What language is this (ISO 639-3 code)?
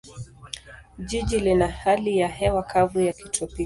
swa